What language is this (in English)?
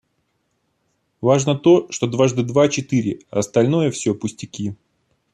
Russian